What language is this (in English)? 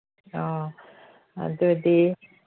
Manipuri